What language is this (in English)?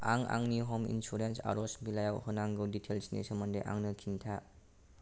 Bodo